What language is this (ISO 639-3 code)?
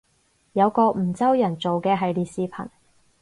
yue